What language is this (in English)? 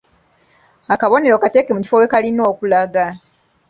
Ganda